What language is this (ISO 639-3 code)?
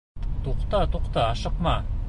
bak